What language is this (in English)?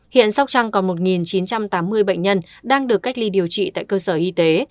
Vietnamese